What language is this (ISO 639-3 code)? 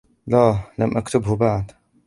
ara